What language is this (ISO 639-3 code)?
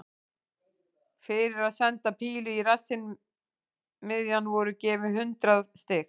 isl